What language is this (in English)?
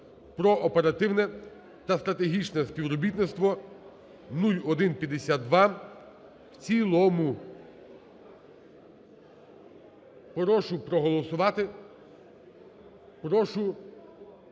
Ukrainian